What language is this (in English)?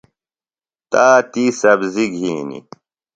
Phalura